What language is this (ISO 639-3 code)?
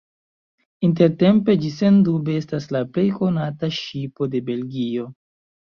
epo